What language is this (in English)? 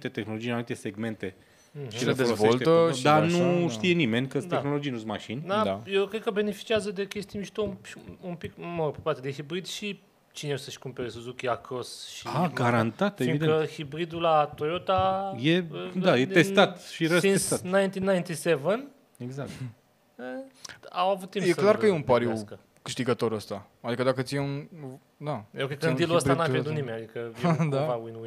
Romanian